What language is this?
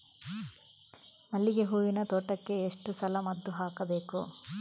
Kannada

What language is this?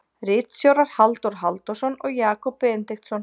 Icelandic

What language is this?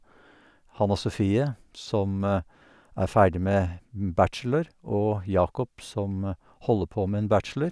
Norwegian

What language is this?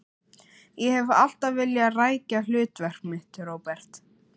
Icelandic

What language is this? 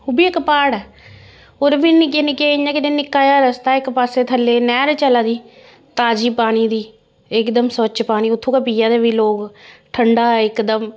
Dogri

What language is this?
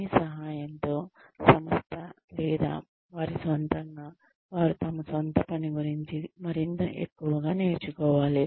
Telugu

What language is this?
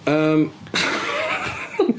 Welsh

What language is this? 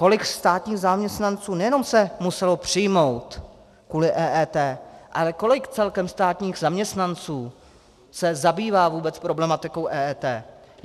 Czech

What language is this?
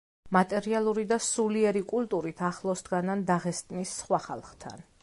Georgian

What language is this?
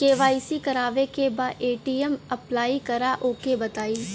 Bhojpuri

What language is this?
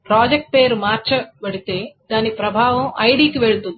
Telugu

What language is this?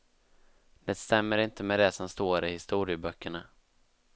Swedish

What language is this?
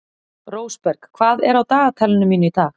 Icelandic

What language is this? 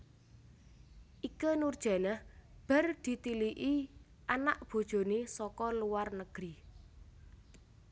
Javanese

